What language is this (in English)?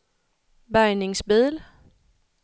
Swedish